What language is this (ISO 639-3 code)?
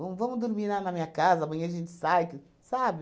por